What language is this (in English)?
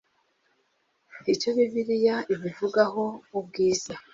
Kinyarwanda